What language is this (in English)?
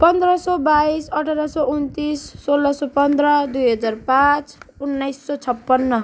Nepali